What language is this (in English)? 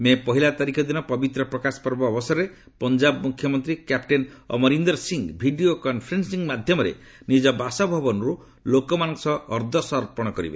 Odia